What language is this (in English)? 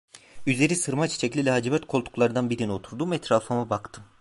Turkish